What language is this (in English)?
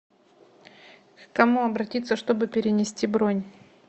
Russian